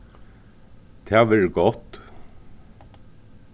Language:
Faroese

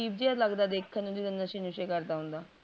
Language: Punjabi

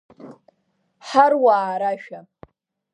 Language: Abkhazian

